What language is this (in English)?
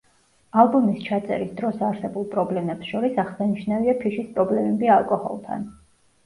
Georgian